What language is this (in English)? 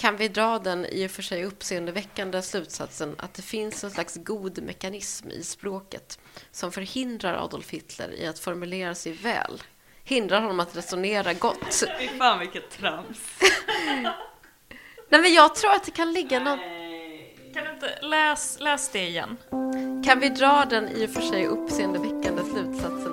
Swedish